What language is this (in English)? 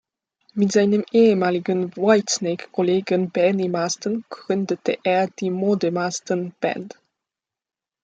German